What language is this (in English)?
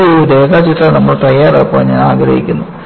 Malayalam